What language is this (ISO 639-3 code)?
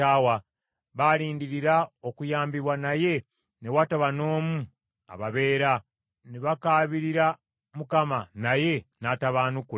lug